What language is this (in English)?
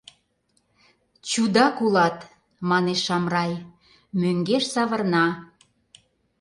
Mari